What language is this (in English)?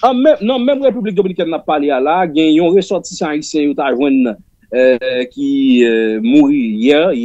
French